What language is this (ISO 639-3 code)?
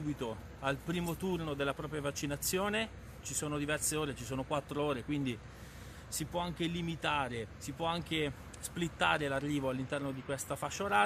ita